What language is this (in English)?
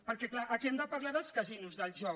Catalan